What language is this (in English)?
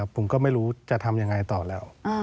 Thai